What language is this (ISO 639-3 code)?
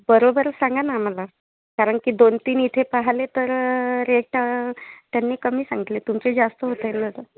mar